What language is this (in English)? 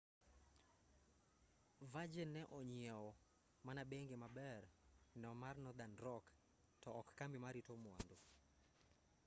Luo (Kenya and Tanzania)